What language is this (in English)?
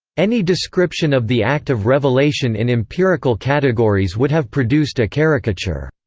English